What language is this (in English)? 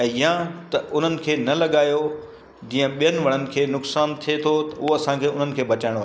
Sindhi